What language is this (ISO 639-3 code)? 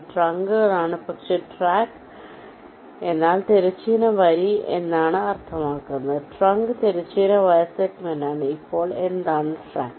mal